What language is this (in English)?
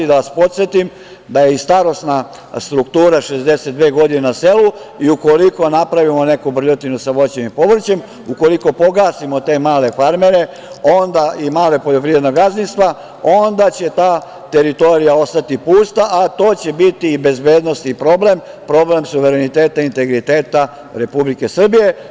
Serbian